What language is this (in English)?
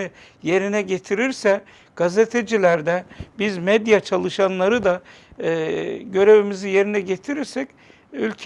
Turkish